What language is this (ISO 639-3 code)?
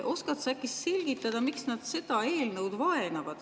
est